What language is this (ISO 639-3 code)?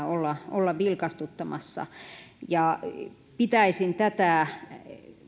fin